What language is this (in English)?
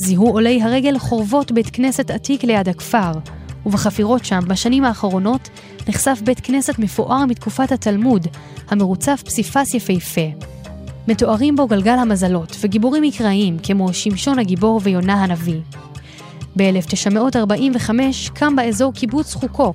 Hebrew